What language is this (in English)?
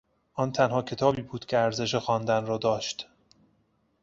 Persian